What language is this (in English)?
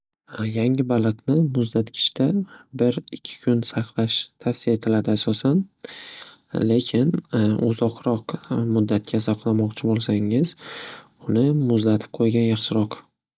Uzbek